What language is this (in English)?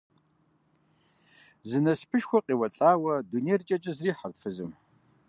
Kabardian